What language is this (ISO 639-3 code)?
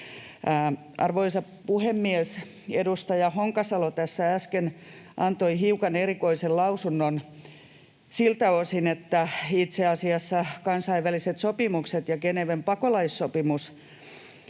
fin